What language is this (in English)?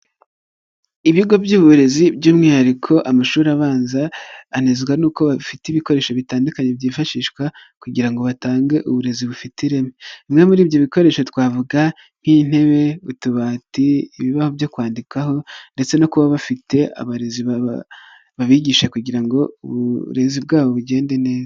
Kinyarwanda